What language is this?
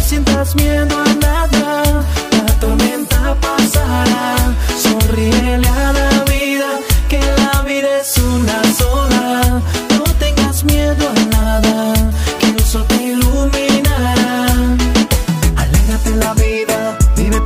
Romanian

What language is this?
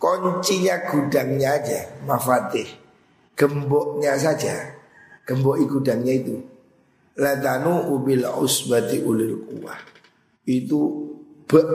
Indonesian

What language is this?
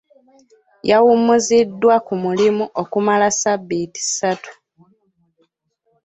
Ganda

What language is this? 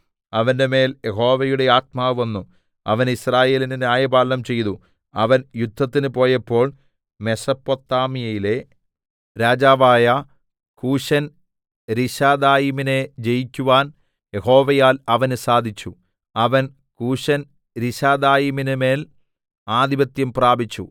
Malayalam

